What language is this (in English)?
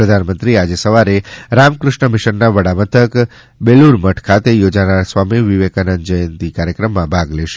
Gujarati